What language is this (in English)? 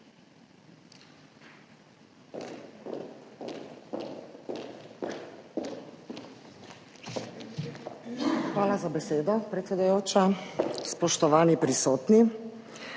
Slovenian